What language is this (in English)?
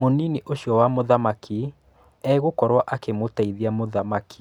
Kikuyu